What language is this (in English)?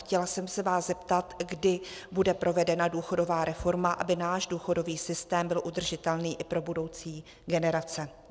Czech